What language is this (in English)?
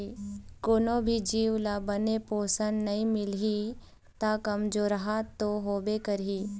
Chhattisgarhi